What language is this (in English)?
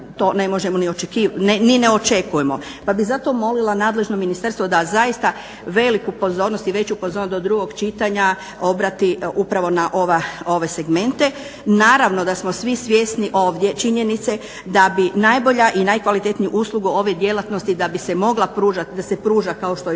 Croatian